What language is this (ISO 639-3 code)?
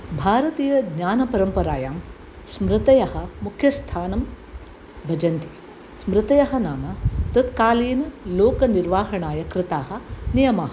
san